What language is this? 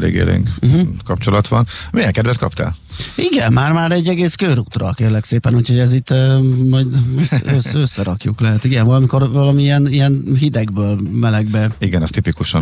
Hungarian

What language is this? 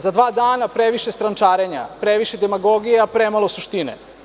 Serbian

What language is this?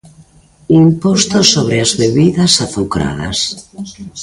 Galician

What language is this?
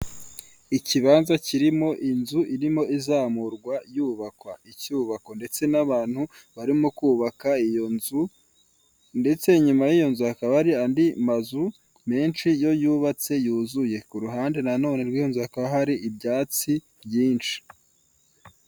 Kinyarwanda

